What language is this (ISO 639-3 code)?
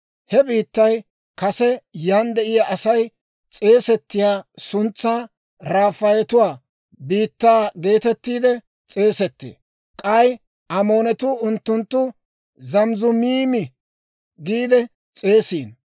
dwr